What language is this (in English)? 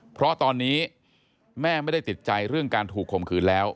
Thai